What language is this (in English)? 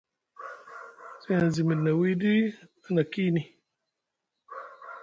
Musgu